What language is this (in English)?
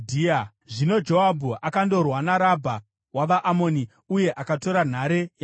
Shona